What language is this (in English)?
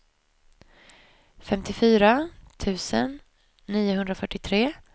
Swedish